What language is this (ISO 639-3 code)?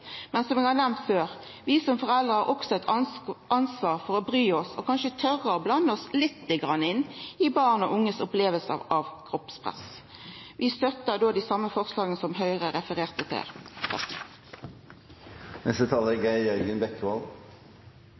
nno